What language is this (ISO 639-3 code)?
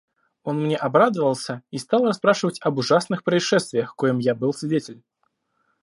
rus